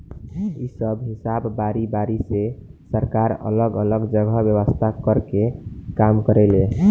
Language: Bhojpuri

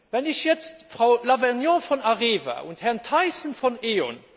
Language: German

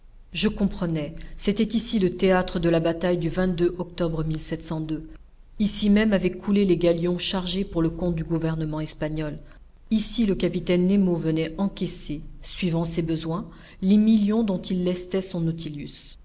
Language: French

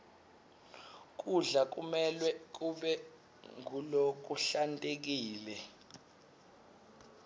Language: Swati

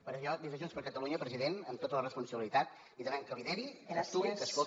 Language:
Catalan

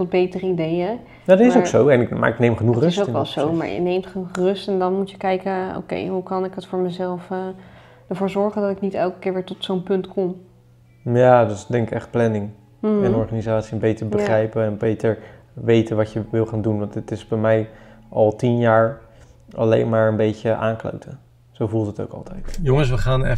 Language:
Dutch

